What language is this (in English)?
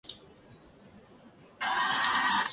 Chinese